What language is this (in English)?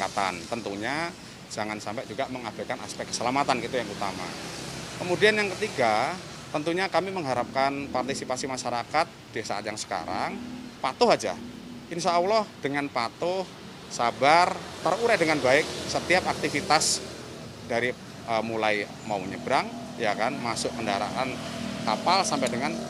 Indonesian